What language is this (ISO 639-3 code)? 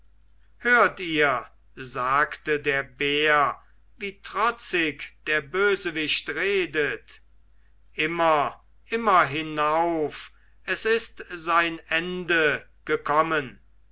deu